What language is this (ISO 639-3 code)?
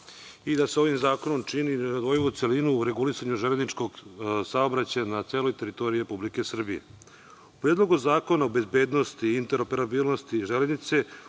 srp